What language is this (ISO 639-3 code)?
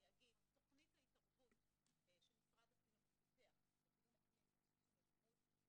heb